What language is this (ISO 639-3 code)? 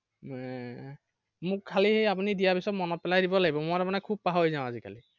asm